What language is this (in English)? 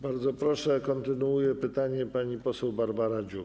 Polish